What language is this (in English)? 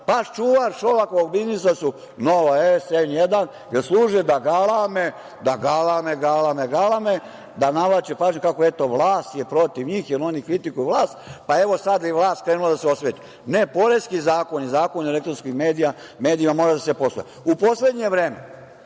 Serbian